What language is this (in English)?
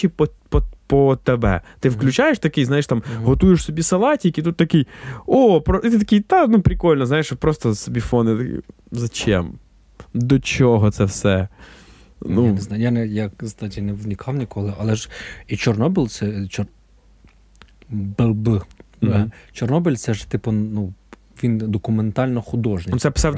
Ukrainian